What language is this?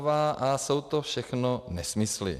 Czech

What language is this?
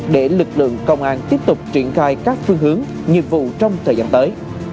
Vietnamese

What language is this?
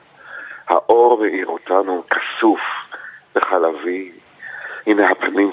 Hebrew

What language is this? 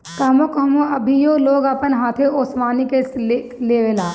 Bhojpuri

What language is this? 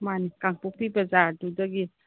Manipuri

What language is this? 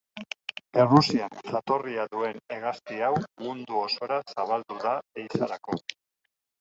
Basque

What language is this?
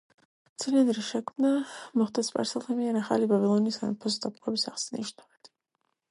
Georgian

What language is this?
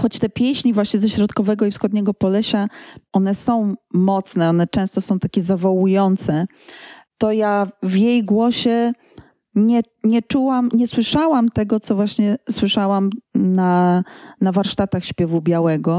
Polish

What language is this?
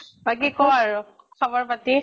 Assamese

